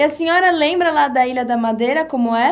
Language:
Portuguese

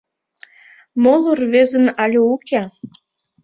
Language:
Mari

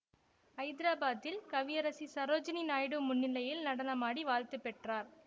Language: Tamil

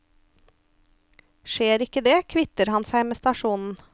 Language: Norwegian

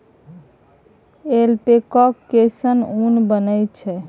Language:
Maithili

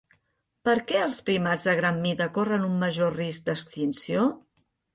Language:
Catalan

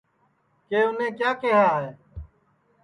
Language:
Sansi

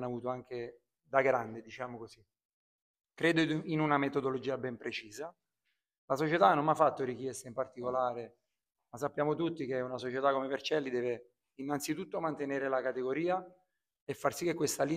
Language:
Italian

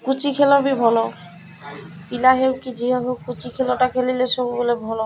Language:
Odia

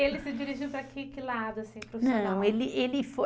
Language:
Portuguese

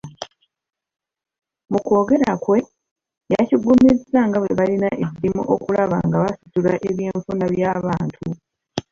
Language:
Ganda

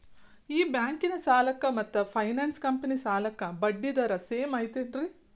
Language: Kannada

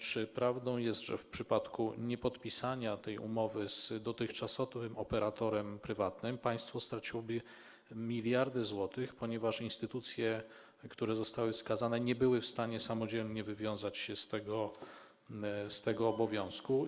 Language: Polish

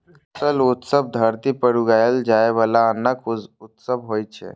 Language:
Maithili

